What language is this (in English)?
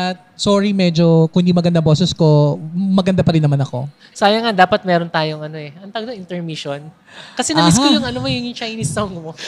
Filipino